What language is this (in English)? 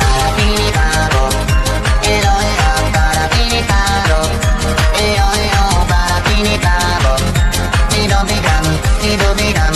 Thai